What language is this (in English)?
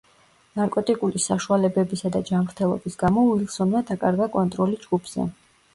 Georgian